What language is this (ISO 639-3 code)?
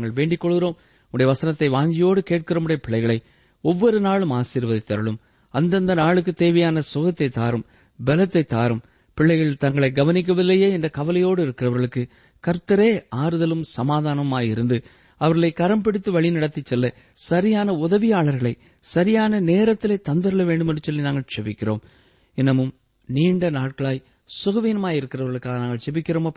tam